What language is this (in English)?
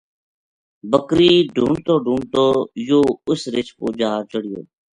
Gujari